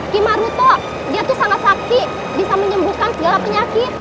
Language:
Indonesian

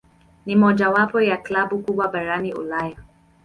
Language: Swahili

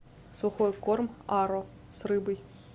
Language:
Russian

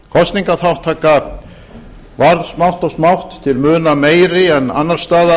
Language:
Icelandic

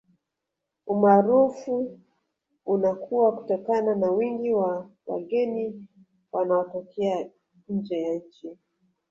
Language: Swahili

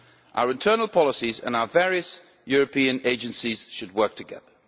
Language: English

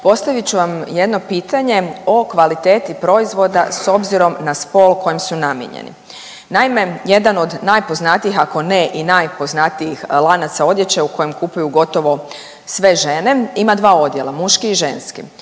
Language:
Croatian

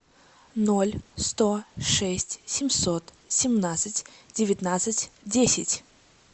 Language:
Russian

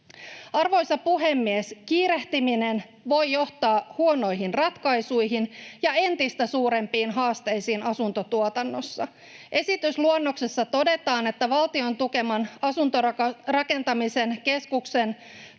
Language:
Finnish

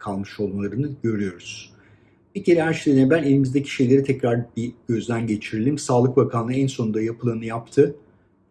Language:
Turkish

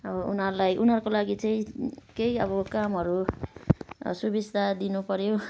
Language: Nepali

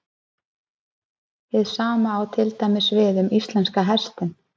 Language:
Icelandic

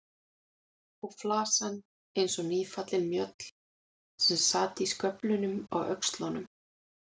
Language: Icelandic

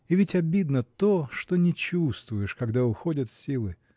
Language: Russian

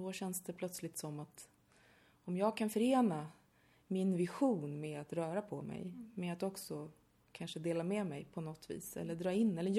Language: Swedish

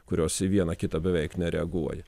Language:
Lithuanian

